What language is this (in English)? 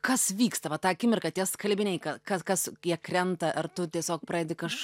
Lithuanian